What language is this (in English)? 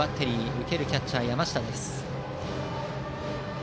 Japanese